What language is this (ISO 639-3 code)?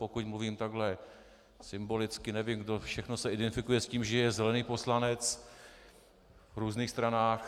ces